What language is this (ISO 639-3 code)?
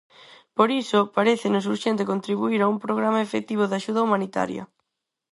glg